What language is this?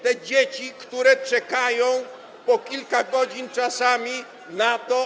Polish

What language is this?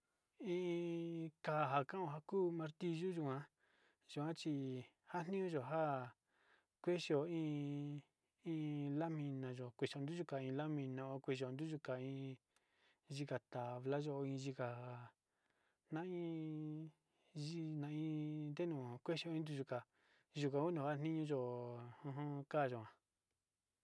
Sinicahua Mixtec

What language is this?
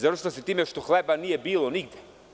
Serbian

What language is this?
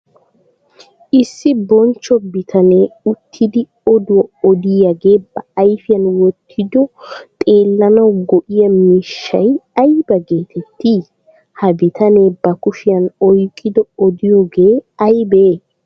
Wolaytta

